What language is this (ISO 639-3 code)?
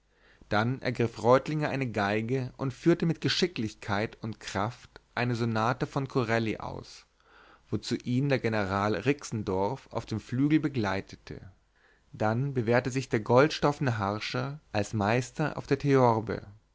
deu